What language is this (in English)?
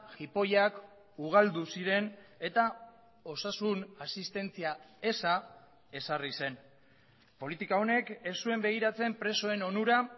Basque